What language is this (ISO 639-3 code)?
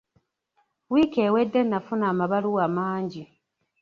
lug